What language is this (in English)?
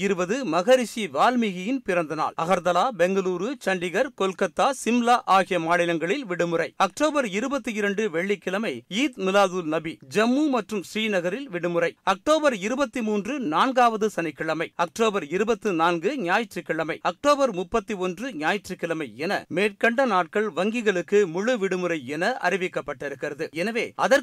Tamil